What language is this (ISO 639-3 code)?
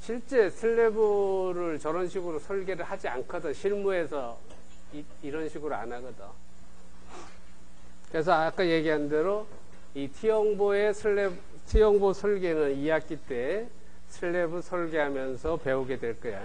kor